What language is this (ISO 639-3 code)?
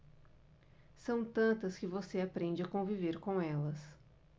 por